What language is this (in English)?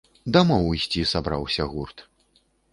Belarusian